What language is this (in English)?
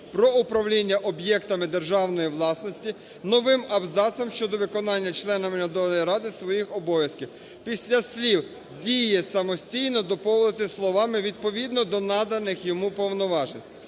Ukrainian